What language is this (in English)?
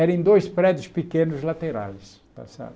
Portuguese